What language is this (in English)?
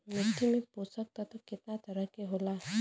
Bhojpuri